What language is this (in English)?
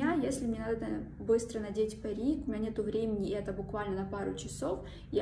Russian